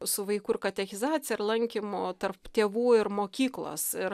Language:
Lithuanian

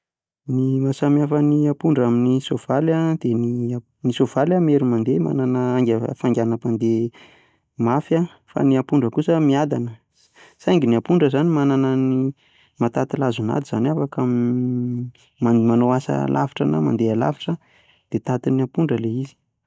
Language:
Malagasy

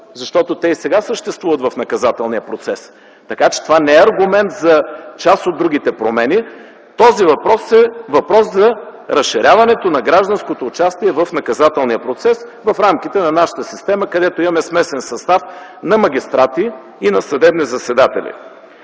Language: Bulgarian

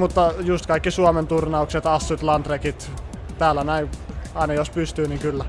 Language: Finnish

